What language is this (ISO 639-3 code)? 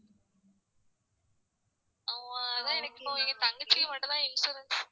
tam